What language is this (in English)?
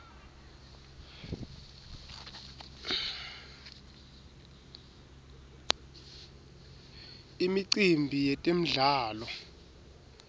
Swati